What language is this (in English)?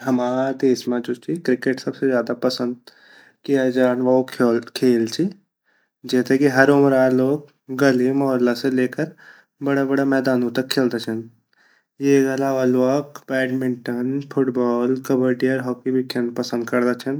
Garhwali